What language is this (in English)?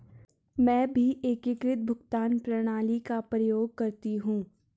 Hindi